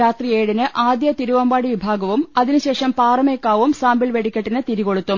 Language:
Malayalam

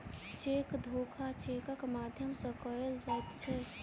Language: Maithili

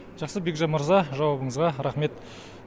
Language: Kazakh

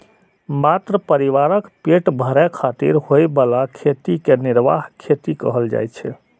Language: Maithili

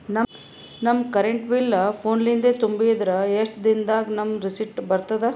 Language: Kannada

